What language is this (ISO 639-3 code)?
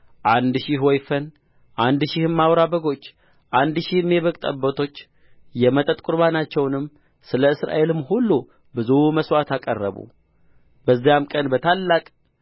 amh